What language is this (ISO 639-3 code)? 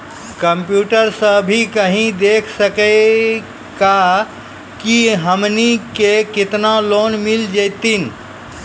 mai